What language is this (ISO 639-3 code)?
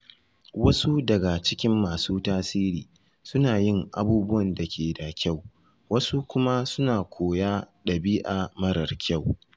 hau